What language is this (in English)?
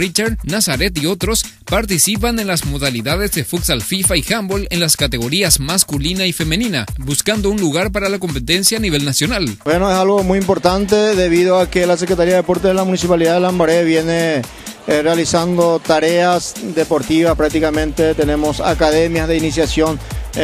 Spanish